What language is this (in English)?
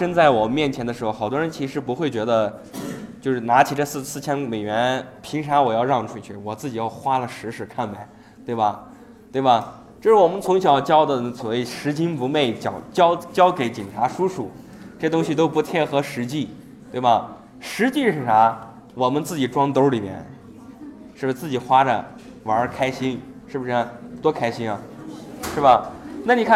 Chinese